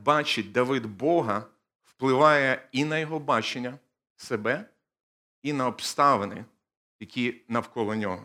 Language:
Ukrainian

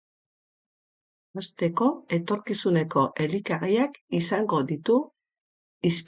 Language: Basque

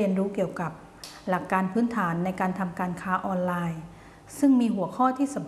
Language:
Thai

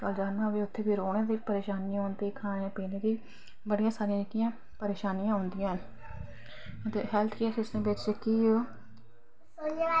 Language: Dogri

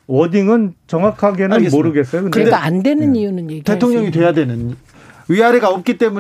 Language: Korean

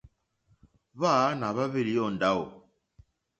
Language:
Mokpwe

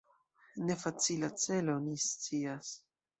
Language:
Esperanto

